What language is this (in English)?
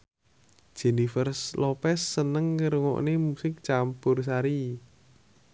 Javanese